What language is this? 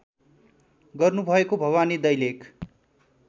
Nepali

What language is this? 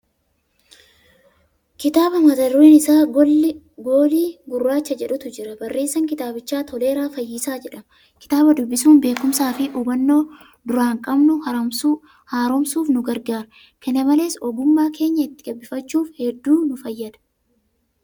Oromo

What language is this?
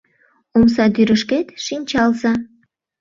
Mari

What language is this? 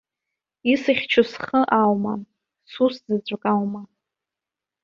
Abkhazian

